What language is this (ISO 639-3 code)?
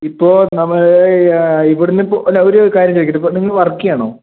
mal